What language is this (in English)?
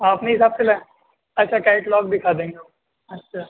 Urdu